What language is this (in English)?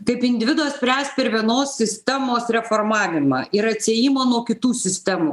Lithuanian